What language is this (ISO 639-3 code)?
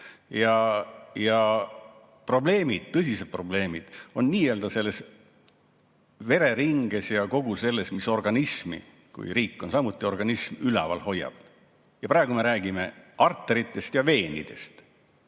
est